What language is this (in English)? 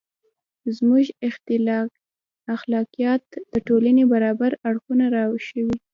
Pashto